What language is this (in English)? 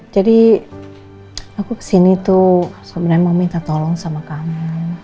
Indonesian